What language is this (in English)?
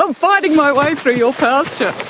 English